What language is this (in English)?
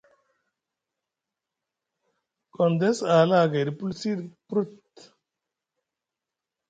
Musgu